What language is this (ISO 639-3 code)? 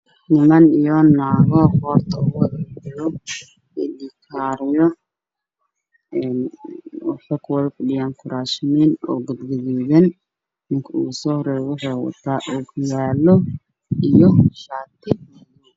som